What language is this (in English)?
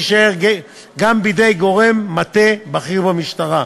Hebrew